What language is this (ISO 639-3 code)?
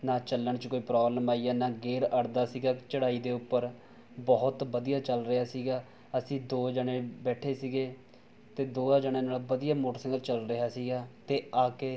pan